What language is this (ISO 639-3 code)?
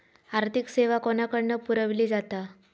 mar